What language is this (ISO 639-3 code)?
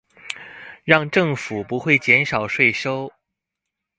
zho